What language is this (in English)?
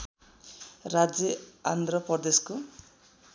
Nepali